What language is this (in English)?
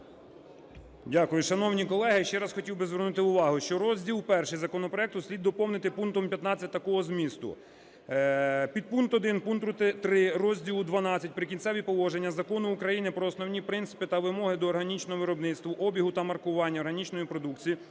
Ukrainian